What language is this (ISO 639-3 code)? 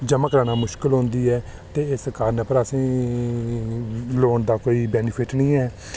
doi